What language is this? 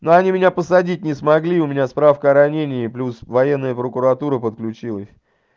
Russian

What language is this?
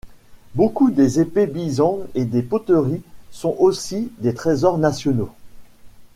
French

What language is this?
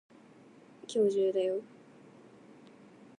Japanese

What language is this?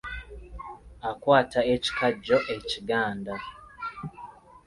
Ganda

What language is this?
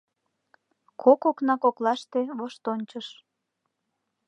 Mari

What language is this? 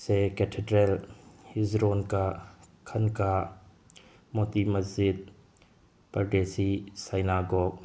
Manipuri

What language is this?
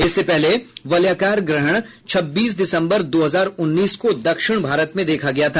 Hindi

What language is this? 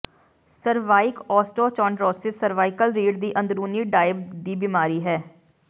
Punjabi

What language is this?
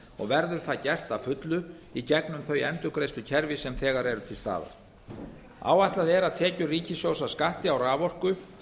Icelandic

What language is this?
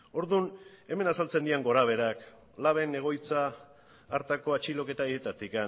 Basque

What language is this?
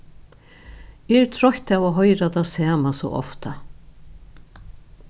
Faroese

